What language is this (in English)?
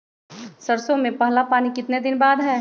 Magahi